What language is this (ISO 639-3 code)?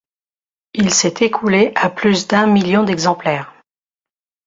fra